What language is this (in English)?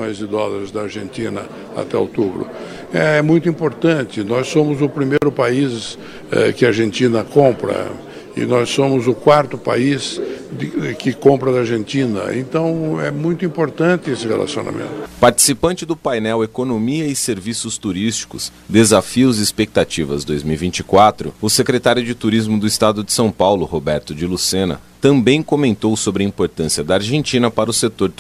Portuguese